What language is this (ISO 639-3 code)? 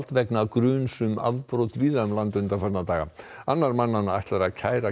isl